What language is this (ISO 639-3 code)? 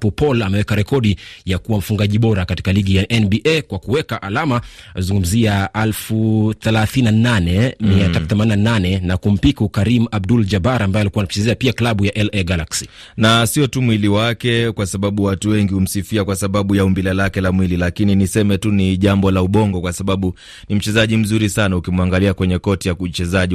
swa